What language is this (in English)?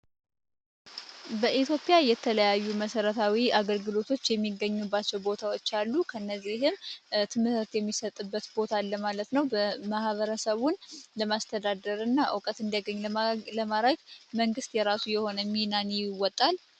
Amharic